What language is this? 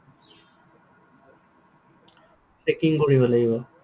Assamese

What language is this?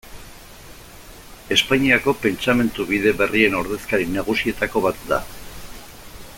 Basque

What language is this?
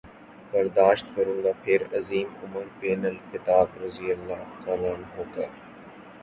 Urdu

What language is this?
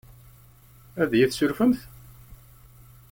Kabyle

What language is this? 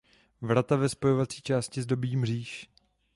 Czech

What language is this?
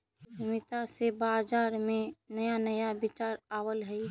Magahi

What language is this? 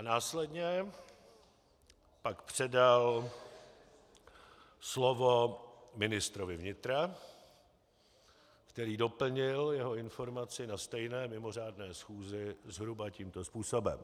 Czech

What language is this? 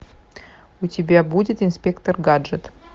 Russian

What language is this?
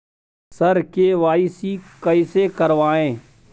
Maithili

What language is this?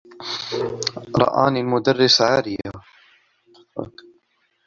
Arabic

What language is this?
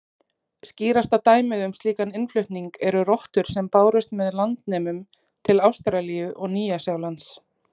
Icelandic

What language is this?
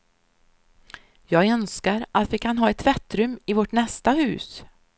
Swedish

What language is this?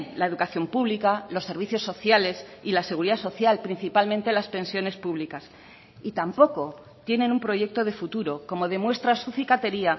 Spanish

